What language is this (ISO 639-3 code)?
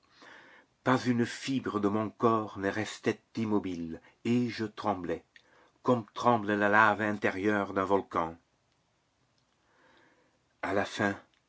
fra